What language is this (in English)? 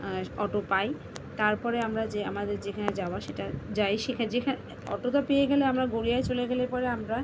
Bangla